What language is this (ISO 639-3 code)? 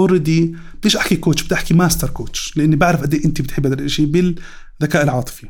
ara